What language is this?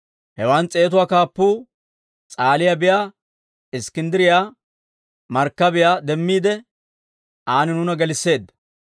Dawro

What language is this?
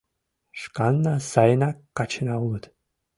Mari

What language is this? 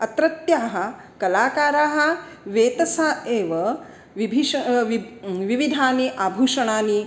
Sanskrit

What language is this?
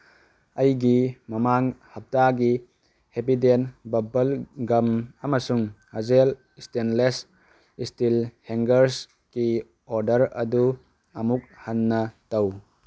Manipuri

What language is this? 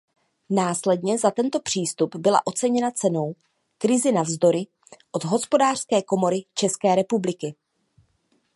Czech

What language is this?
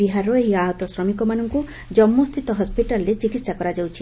Odia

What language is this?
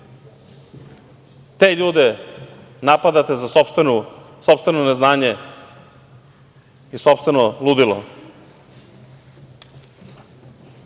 Serbian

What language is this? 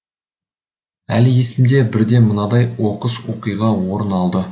Kazakh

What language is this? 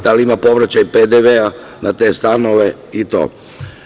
Serbian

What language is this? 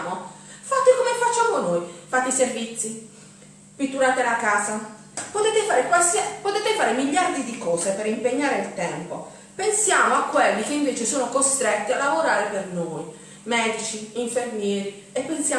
Italian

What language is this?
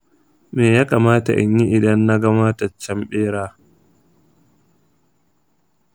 Hausa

